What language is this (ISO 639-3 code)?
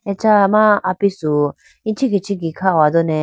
clk